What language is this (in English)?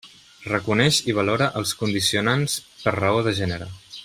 Catalan